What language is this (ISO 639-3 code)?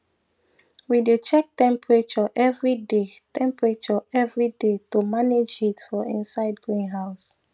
pcm